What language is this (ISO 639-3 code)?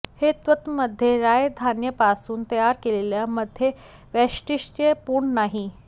mar